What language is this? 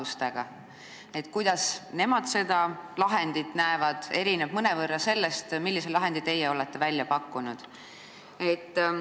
Estonian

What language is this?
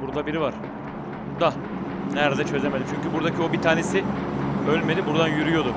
Turkish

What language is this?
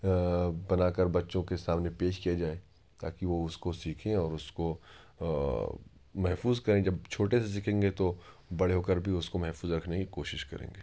Urdu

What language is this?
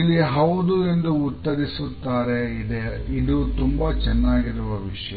Kannada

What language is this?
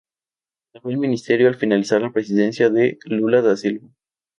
Spanish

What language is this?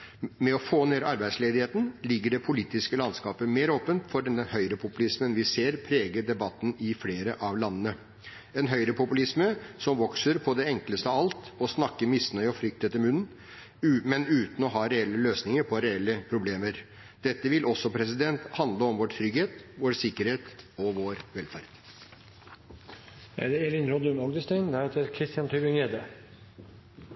Norwegian Bokmål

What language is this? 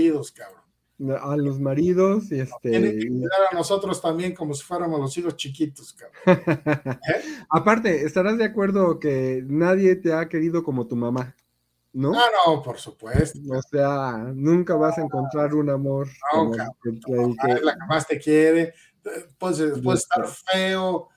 Spanish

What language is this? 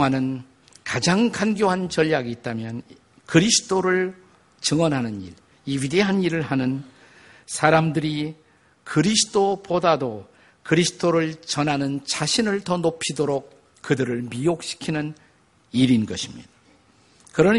Korean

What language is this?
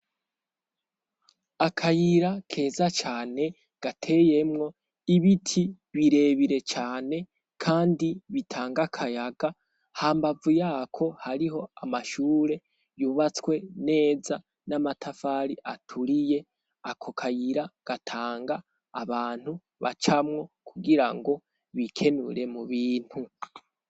Rundi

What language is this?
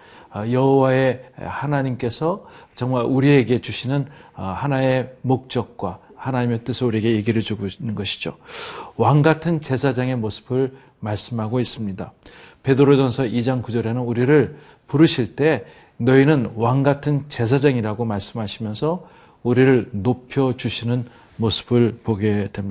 Korean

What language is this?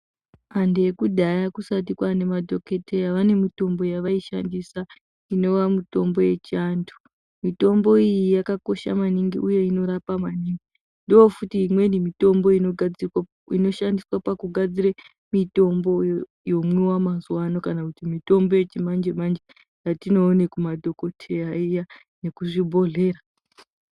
Ndau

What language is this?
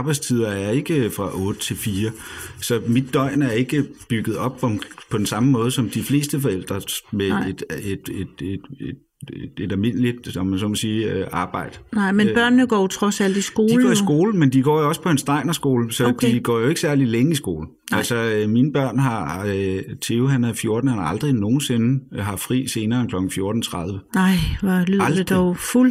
Danish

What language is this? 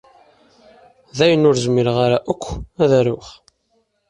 Kabyle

